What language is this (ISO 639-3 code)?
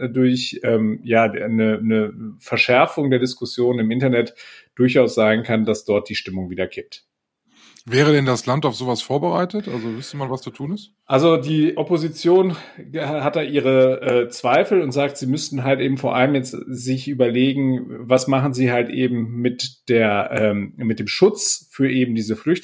deu